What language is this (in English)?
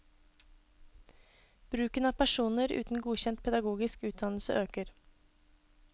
Norwegian